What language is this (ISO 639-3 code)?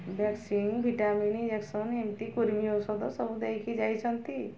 ori